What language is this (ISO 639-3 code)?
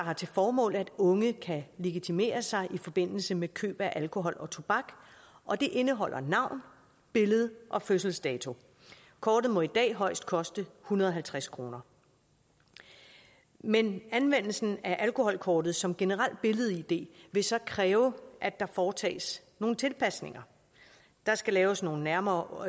dan